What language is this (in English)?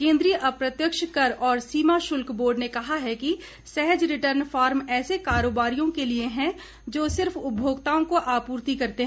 Hindi